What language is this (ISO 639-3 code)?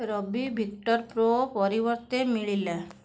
ori